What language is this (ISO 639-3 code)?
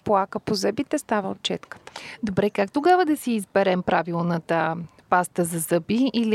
bul